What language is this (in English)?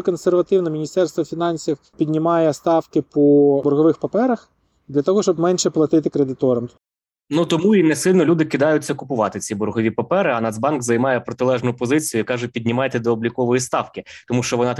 Ukrainian